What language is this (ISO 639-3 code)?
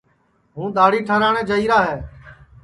ssi